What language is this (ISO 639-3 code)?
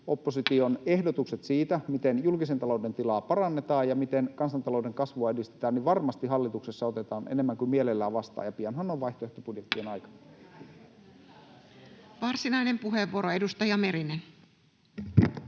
fin